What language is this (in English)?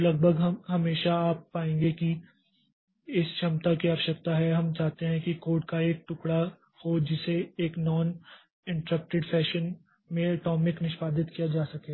Hindi